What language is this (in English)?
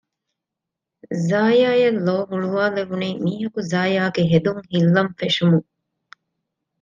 Divehi